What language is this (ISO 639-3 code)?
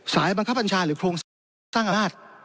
tha